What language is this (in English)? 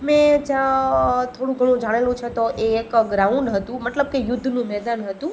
Gujarati